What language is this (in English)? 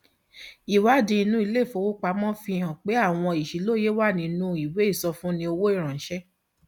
Yoruba